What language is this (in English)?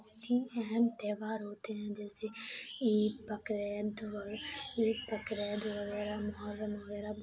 Urdu